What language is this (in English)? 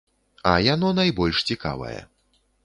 Belarusian